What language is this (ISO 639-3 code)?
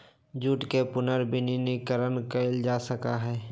mag